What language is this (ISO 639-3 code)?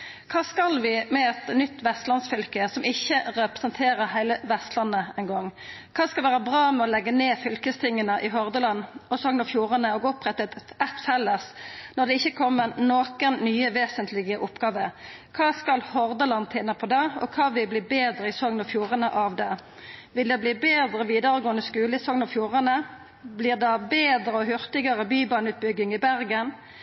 nno